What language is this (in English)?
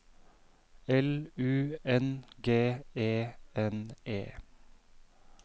Norwegian